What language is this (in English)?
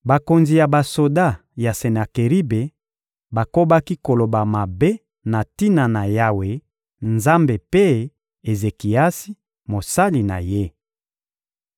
Lingala